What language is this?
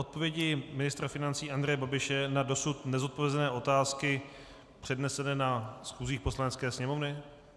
Czech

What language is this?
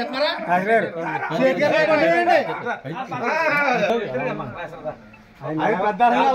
Telugu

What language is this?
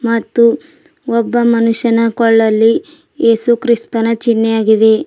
Kannada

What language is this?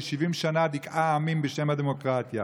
Hebrew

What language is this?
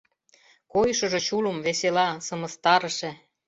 Mari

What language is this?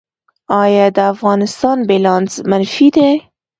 Pashto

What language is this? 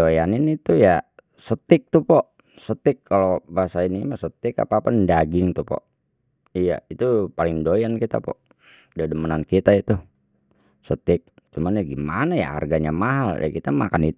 Betawi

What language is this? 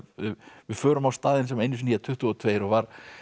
Icelandic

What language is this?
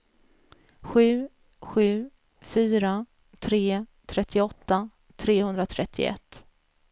Swedish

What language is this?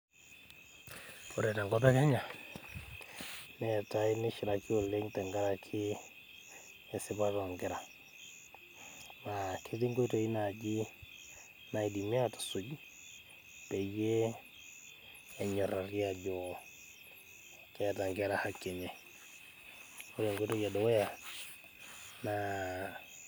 Masai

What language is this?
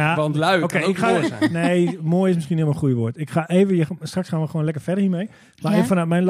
Dutch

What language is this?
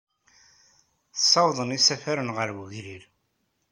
Kabyle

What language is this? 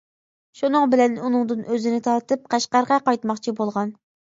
Uyghur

